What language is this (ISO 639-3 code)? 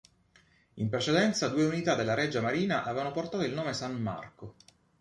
ita